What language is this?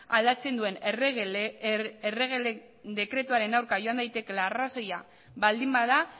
Basque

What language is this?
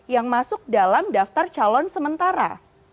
Indonesian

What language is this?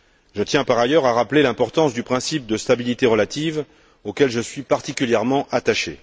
French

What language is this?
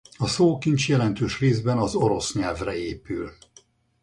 Hungarian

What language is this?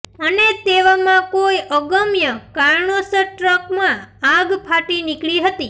Gujarati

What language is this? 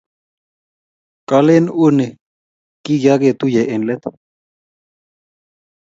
Kalenjin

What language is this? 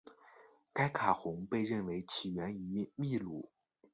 Chinese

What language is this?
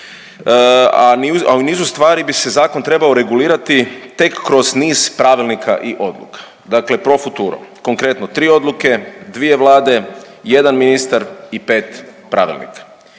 Croatian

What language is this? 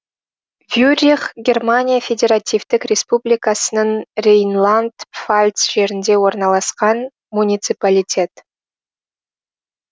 Kazakh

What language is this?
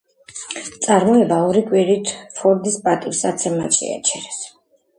Georgian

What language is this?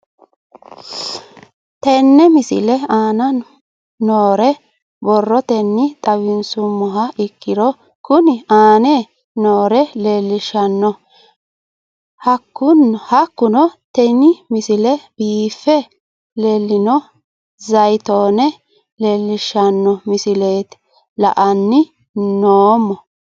Sidamo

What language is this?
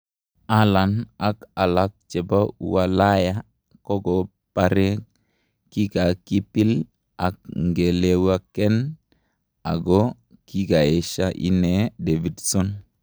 Kalenjin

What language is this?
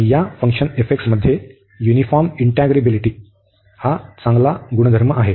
Marathi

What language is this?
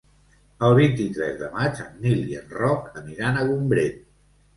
Catalan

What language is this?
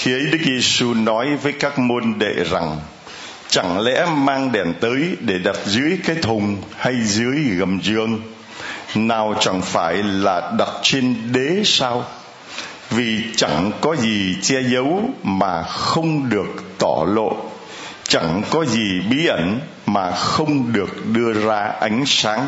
Vietnamese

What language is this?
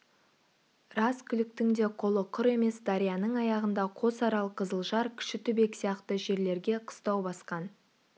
Kazakh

